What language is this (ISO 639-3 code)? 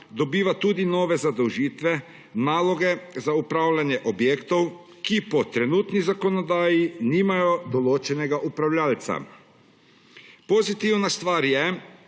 slv